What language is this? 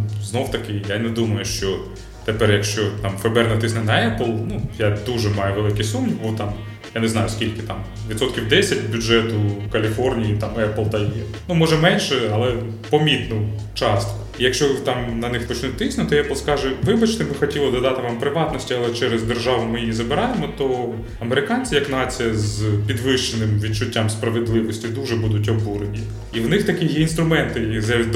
Ukrainian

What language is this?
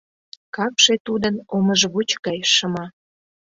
Mari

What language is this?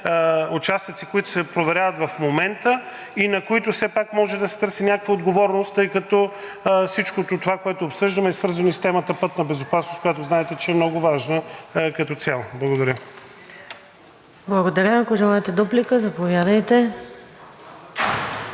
Bulgarian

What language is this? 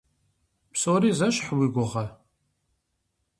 Kabardian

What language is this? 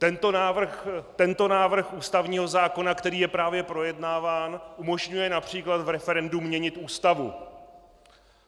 Czech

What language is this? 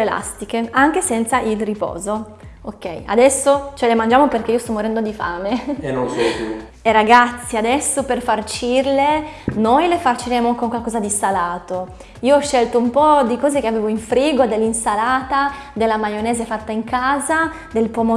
Italian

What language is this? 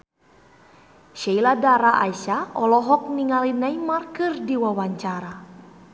Sundanese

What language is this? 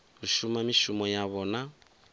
Venda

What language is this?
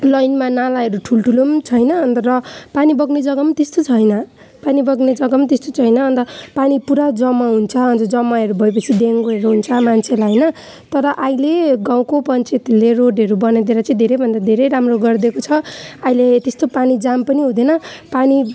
Nepali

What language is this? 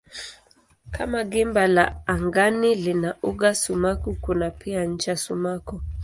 Swahili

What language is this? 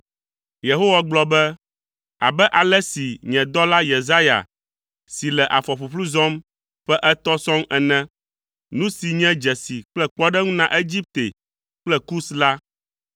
Ewe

